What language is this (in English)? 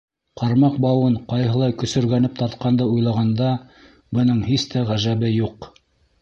Bashkir